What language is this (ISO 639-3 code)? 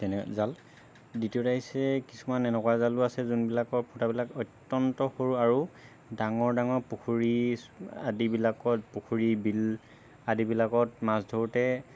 asm